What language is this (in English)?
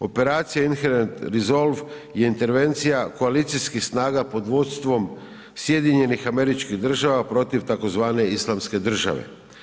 Croatian